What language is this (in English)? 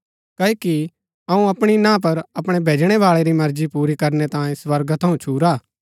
Gaddi